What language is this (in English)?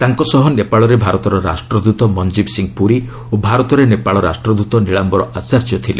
Odia